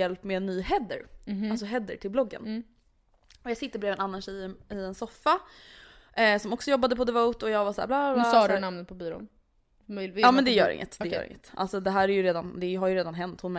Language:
Swedish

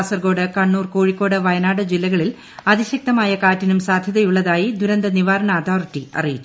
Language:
Malayalam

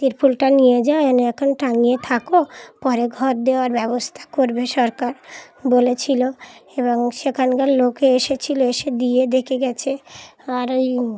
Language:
Bangla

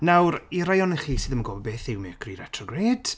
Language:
Welsh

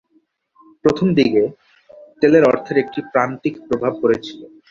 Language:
Bangla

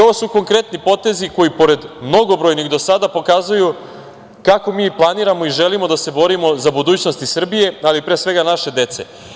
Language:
Serbian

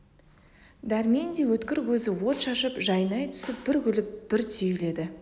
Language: Kazakh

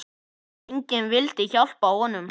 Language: Icelandic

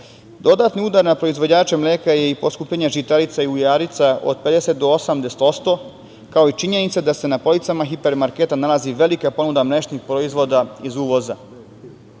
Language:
Serbian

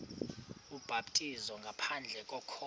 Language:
Xhosa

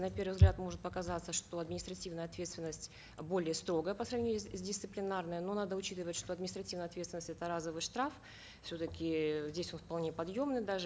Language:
Kazakh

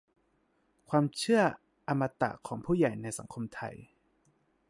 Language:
Thai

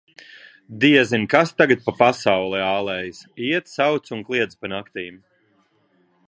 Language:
Latvian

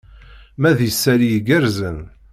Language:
Kabyle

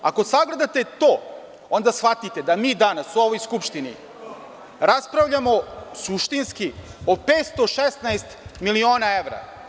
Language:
Serbian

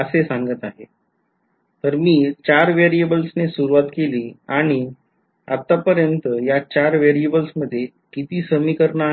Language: Marathi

